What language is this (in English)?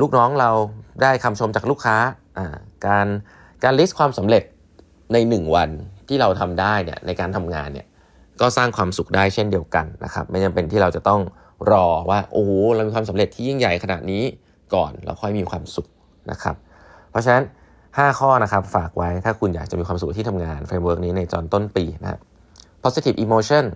Thai